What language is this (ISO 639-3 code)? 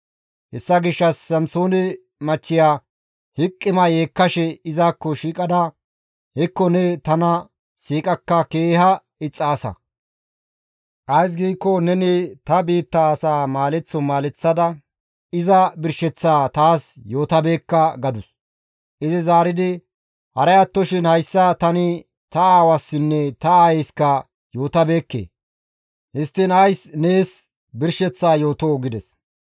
gmv